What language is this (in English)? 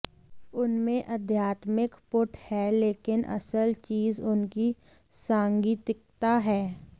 Hindi